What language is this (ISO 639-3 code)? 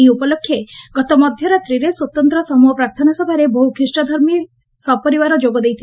ori